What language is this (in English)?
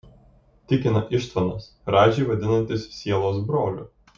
Lithuanian